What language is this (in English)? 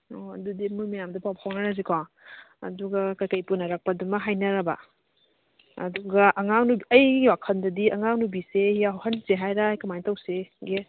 Manipuri